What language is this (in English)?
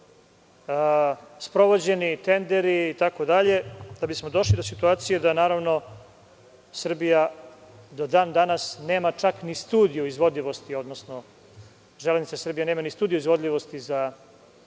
Serbian